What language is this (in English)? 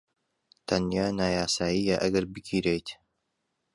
Central Kurdish